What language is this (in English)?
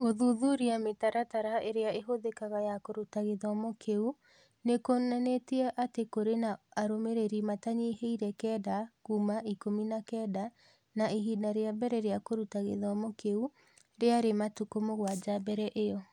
Kikuyu